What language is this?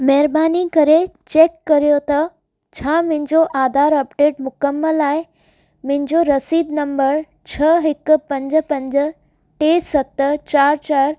Sindhi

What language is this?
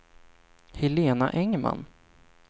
Swedish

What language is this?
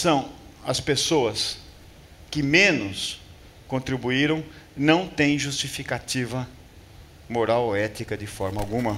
Portuguese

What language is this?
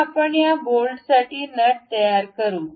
Marathi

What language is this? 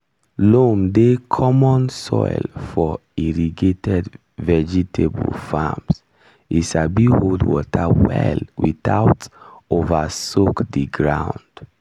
Nigerian Pidgin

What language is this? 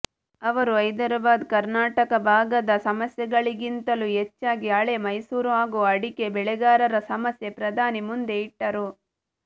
Kannada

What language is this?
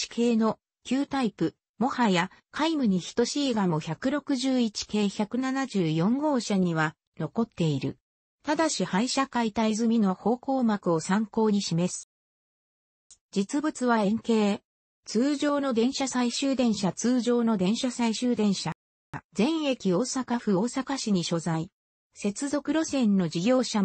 Japanese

